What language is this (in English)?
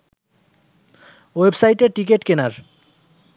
Bangla